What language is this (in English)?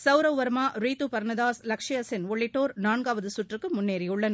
Tamil